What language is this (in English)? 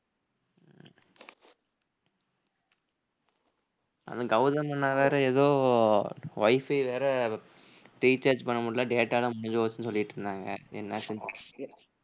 Tamil